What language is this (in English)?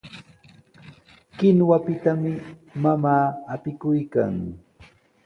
Sihuas Ancash Quechua